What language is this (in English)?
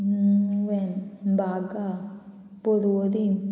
Konkani